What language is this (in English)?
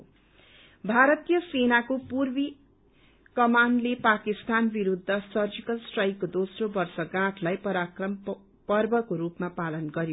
Nepali